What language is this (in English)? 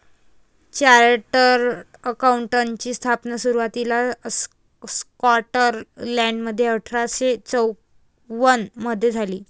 Marathi